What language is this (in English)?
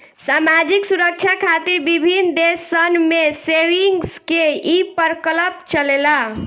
Bhojpuri